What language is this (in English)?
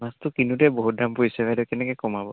Assamese